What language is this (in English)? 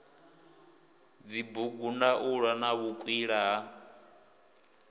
Venda